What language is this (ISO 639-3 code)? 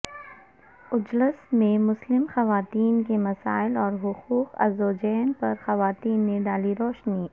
urd